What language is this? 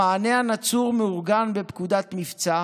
Hebrew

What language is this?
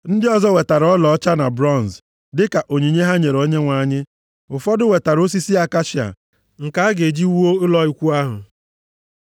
Igbo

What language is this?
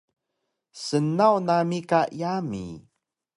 Taroko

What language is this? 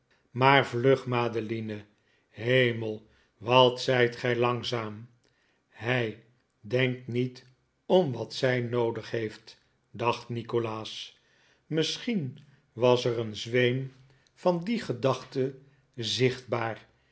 Dutch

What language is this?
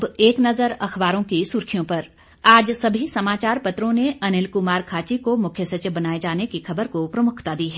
Hindi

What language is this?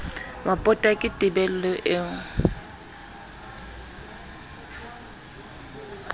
Southern Sotho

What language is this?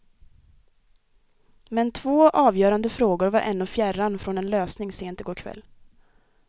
Swedish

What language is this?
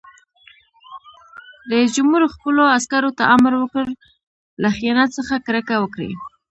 Pashto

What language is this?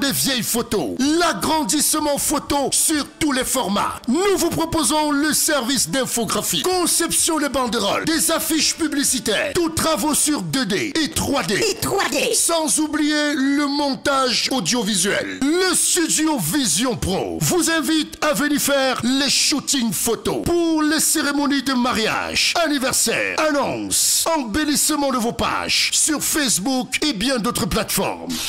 French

